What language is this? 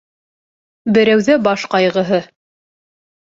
Bashkir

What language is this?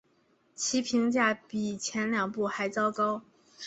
Chinese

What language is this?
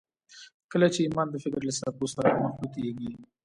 Pashto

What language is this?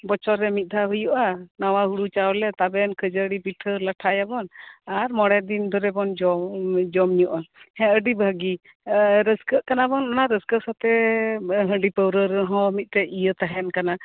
Santali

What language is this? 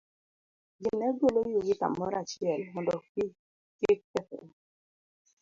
Luo (Kenya and Tanzania)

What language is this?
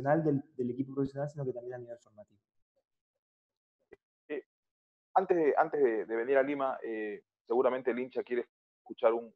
Spanish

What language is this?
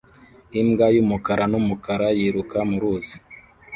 Kinyarwanda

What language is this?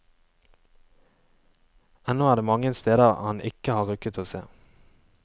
Norwegian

